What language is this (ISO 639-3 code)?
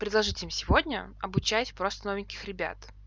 rus